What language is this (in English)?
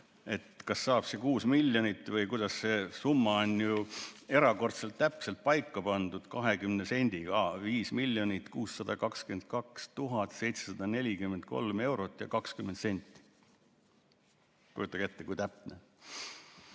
Estonian